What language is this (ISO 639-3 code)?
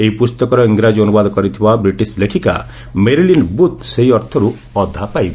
ori